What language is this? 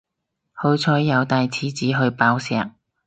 Cantonese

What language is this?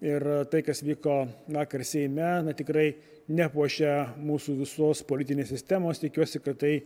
Lithuanian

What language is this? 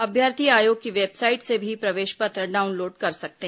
Hindi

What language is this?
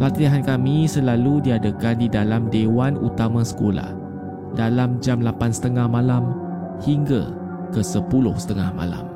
Malay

